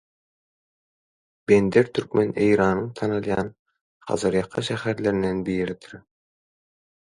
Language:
Turkmen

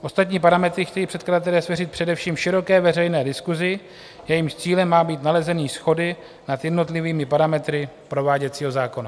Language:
Czech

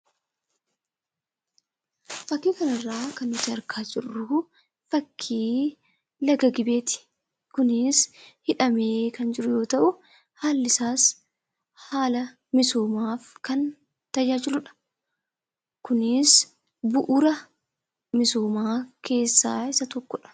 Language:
Oromo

